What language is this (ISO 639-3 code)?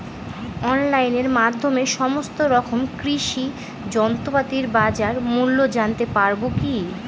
ben